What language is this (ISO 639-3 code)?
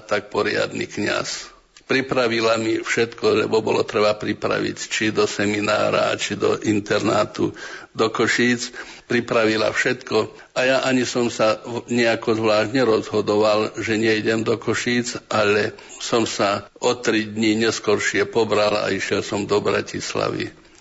slk